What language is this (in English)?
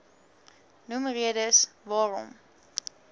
Afrikaans